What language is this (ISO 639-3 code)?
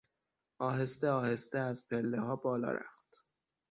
fas